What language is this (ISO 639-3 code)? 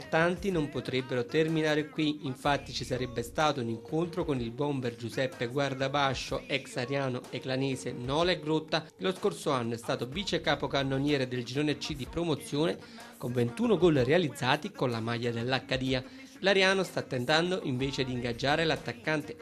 ita